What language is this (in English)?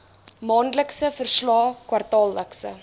Afrikaans